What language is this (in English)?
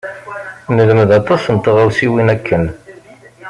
Kabyle